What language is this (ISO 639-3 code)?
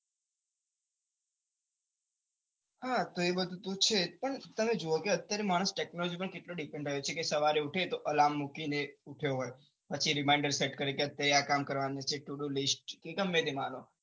guj